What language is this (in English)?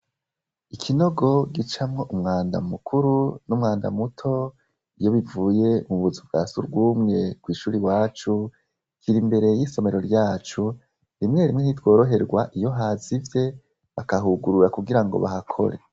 Rundi